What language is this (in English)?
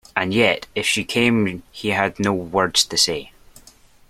English